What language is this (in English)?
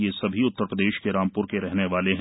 Hindi